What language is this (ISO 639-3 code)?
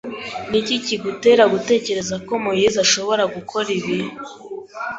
kin